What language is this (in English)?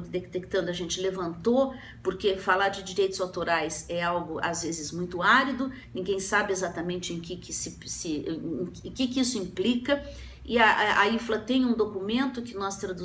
Portuguese